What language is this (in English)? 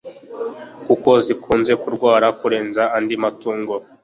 Kinyarwanda